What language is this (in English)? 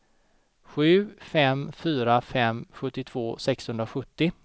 Swedish